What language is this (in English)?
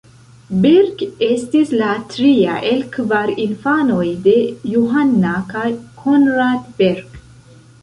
Esperanto